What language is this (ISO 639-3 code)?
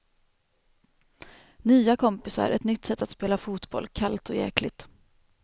swe